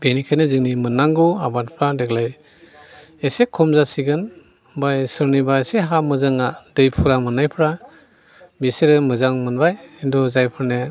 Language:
Bodo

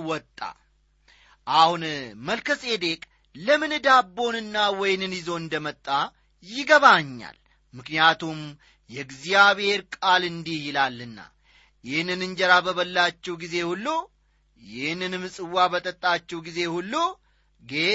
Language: Amharic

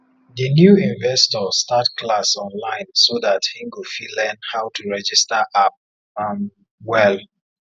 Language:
Nigerian Pidgin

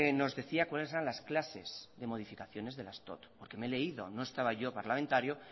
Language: Spanish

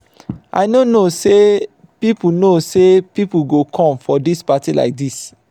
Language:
Nigerian Pidgin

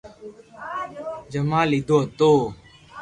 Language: Loarki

